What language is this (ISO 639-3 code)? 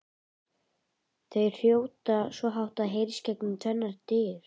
isl